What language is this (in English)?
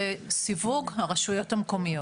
Hebrew